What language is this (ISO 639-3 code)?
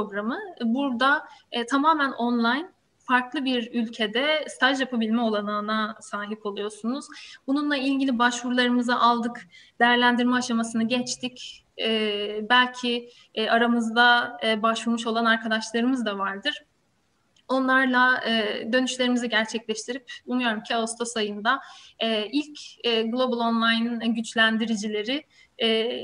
tur